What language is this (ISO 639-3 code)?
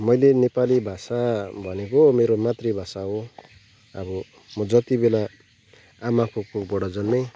nep